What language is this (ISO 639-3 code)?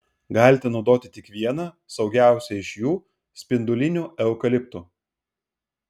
lit